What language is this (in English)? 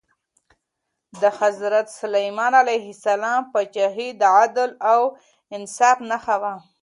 Pashto